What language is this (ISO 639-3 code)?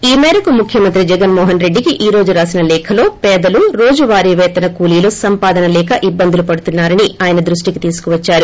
tel